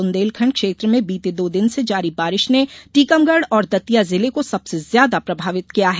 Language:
Hindi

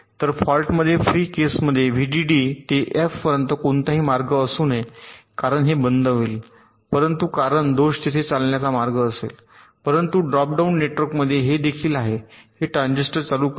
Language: Marathi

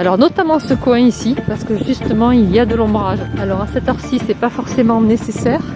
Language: French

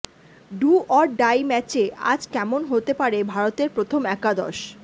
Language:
Bangla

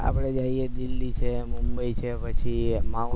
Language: Gujarati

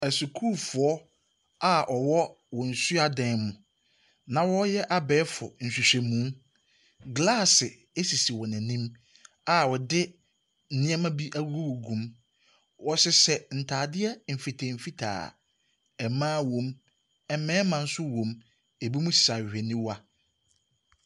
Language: Akan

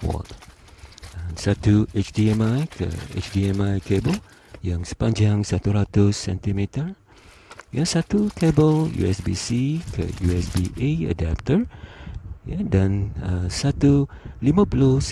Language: Malay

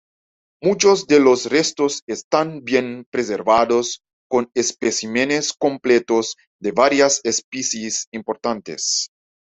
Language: Spanish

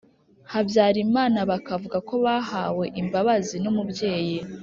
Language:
Kinyarwanda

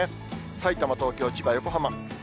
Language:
Japanese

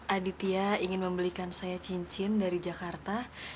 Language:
Indonesian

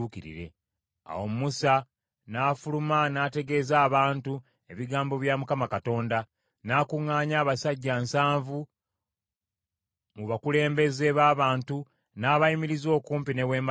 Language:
Ganda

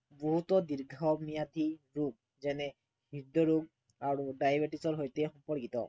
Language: Assamese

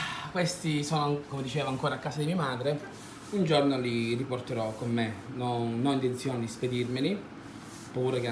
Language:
Italian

